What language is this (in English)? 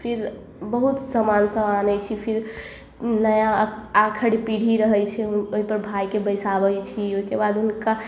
Maithili